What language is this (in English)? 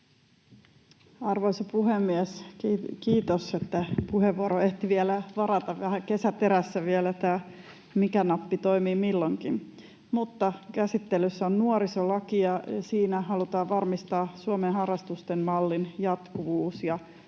Finnish